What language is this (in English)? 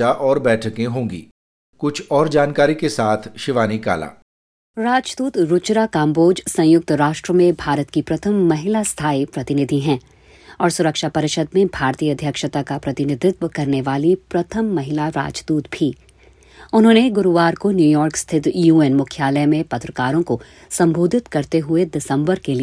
Hindi